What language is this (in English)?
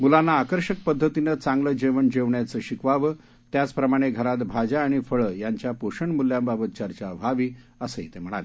Marathi